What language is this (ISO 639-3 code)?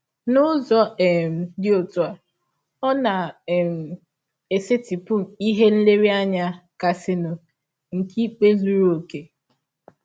ibo